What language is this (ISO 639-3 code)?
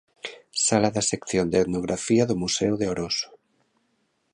glg